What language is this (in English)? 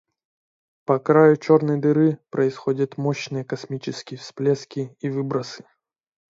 Russian